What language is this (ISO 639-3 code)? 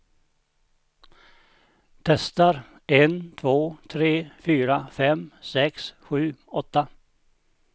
swe